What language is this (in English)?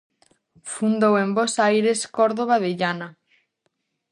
Galician